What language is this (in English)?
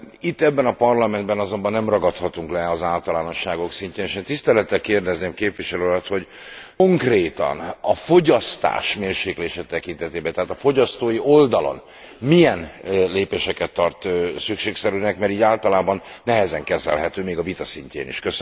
Hungarian